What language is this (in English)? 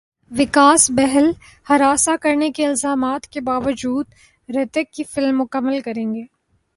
Urdu